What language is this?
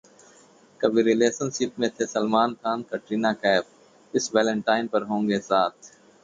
Hindi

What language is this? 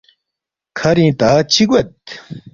Balti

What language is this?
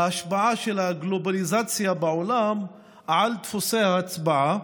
Hebrew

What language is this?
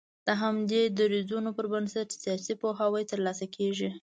Pashto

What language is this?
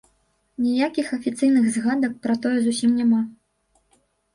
Belarusian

